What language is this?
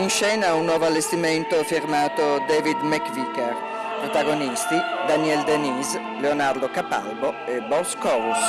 Italian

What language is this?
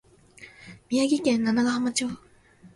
Japanese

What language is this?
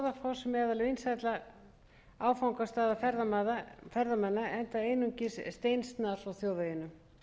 Icelandic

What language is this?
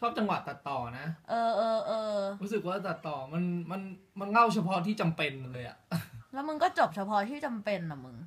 Thai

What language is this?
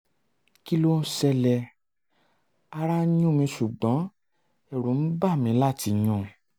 Yoruba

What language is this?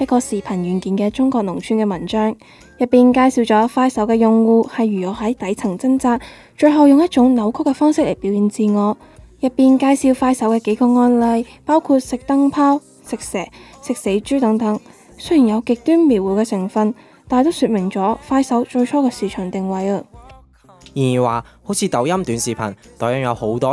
Chinese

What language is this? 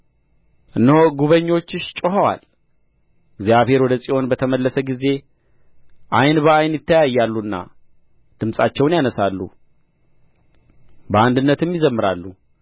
Amharic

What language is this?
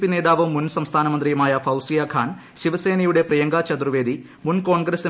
Malayalam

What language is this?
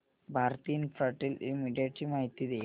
Marathi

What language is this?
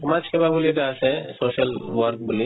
Assamese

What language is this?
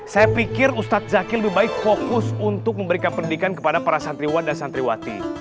Indonesian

